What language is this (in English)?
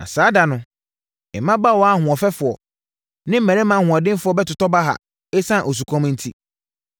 Akan